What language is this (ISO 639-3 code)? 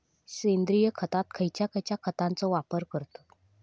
mar